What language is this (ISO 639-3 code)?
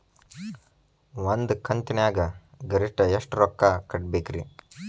kan